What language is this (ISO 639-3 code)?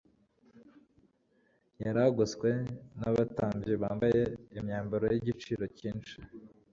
kin